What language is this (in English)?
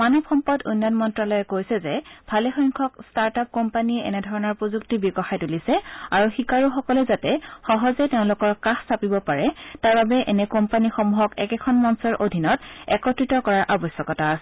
Assamese